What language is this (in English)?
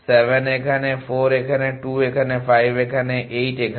Bangla